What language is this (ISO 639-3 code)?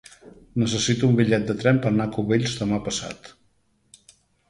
cat